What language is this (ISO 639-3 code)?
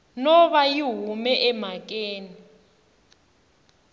tso